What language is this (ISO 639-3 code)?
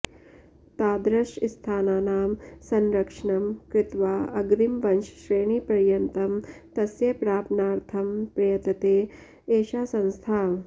san